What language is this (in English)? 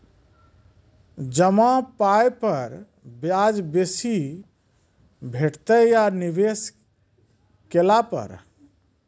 Maithili